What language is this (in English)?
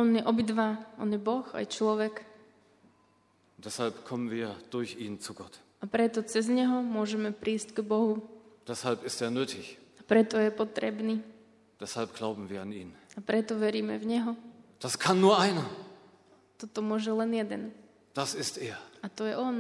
Slovak